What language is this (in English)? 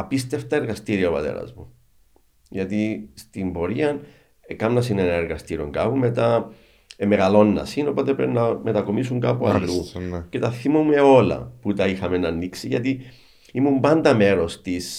Greek